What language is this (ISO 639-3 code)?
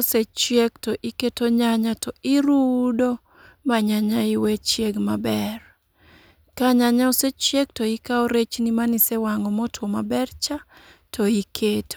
luo